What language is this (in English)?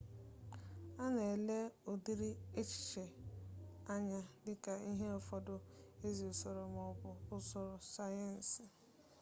Igbo